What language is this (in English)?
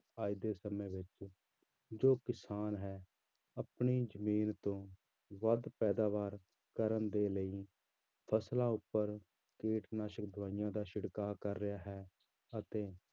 Punjabi